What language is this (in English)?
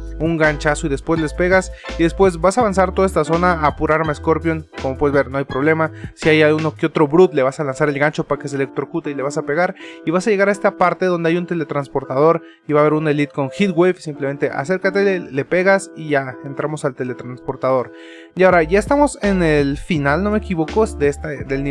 Spanish